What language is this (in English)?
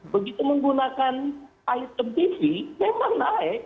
Indonesian